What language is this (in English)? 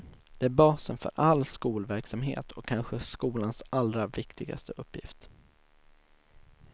Swedish